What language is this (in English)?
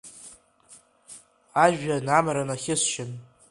Abkhazian